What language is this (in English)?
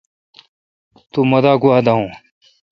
Kalkoti